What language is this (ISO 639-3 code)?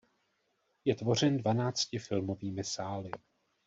ces